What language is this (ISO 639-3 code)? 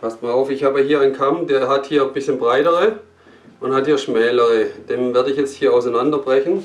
deu